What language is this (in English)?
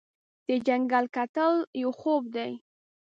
Pashto